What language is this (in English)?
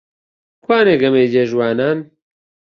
Central Kurdish